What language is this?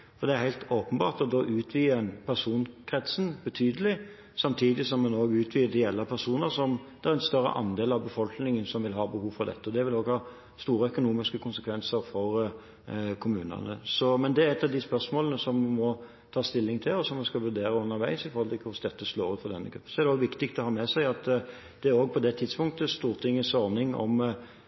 Norwegian Bokmål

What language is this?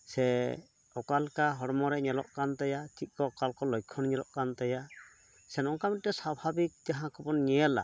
Santali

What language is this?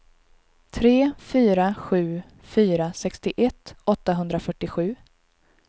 Swedish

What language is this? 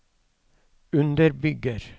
Norwegian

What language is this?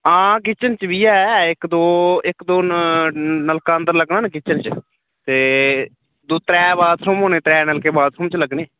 Dogri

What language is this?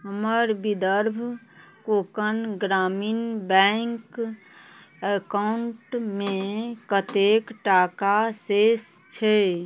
Maithili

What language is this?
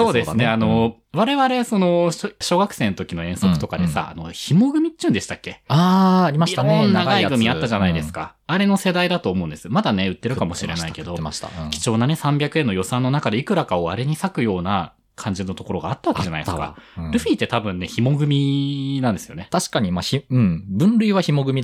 Japanese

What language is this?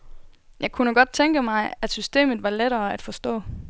Danish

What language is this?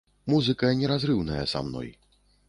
Belarusian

